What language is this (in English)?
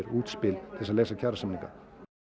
Icelandic